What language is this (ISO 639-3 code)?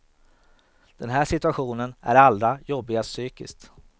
swe